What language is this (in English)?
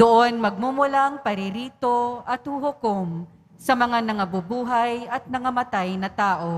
Filipino